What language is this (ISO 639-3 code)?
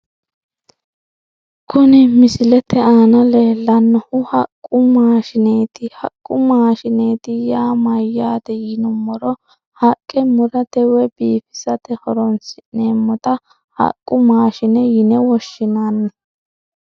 sid